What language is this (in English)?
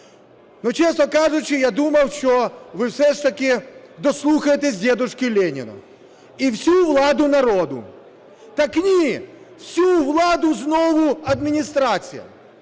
Ukrainian